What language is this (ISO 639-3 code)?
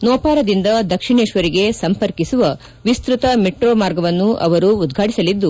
kan